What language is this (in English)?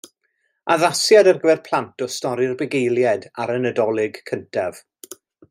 Welsh